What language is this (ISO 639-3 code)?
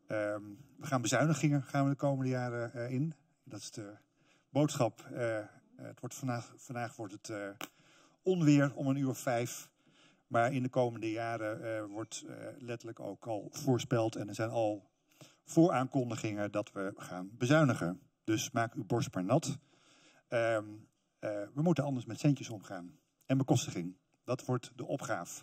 nld